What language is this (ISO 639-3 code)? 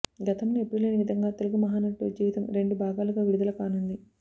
tel